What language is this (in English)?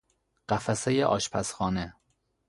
Persian